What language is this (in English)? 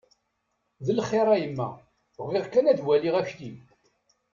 Kabyle